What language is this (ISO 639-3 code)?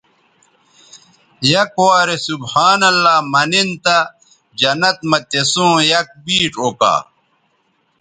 btv